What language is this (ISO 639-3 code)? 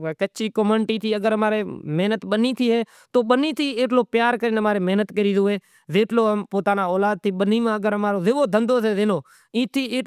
gjk